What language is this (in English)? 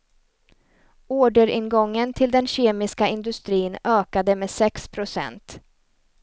Swedish